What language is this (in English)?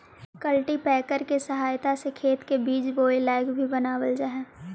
Magahi